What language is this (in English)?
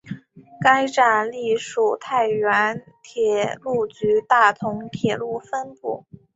Chinese